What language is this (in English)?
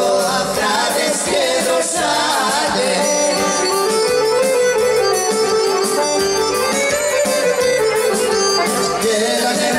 Greek